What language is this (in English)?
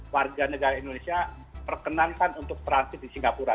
Indonesian